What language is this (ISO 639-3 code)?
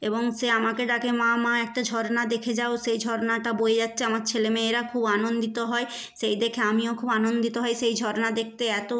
ben